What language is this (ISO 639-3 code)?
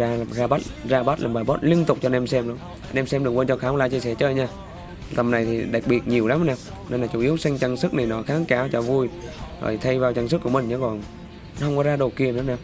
vie